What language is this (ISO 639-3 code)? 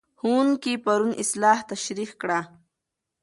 pus